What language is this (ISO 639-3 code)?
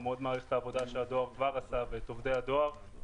heb